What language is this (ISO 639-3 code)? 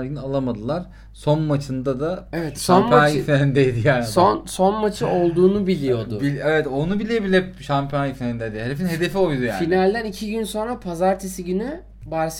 tur